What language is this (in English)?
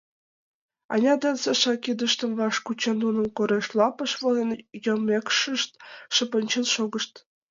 Mari